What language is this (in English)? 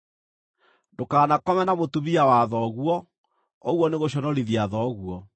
Kikuyu